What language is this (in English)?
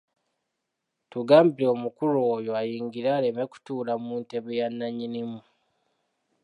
Ganda